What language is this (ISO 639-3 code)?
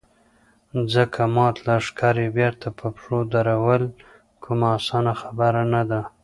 pus